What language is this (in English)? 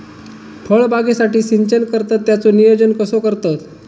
Marathi